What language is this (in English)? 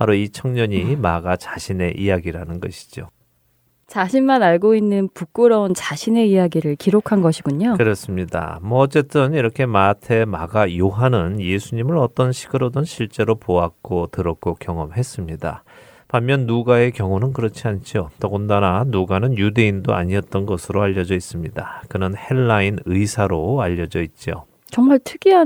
Korean